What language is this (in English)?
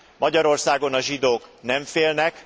Hungarian